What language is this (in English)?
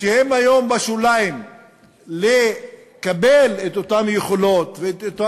Hebrew